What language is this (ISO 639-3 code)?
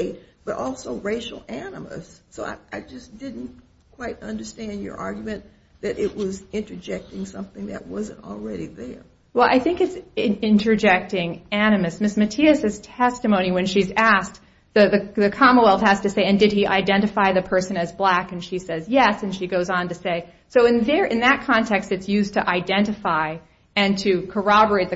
eng